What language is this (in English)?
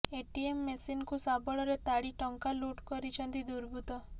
Odia